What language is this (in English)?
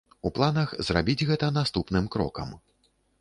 Belarusian